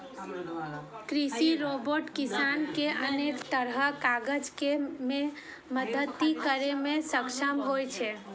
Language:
Maithili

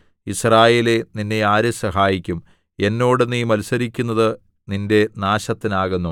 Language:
Malayalam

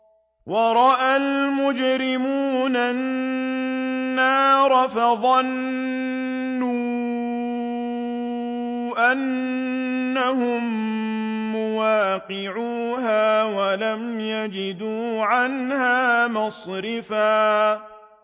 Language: Arabic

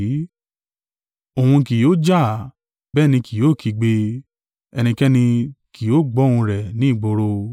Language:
Yoruba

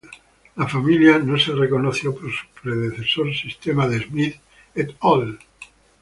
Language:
Spanish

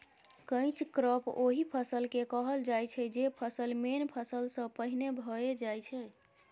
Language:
Maithili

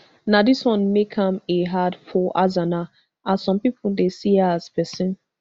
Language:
Nigerian Pidgin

